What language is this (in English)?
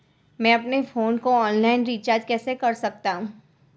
Hindi